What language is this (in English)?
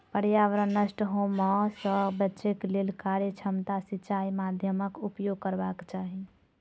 Maithili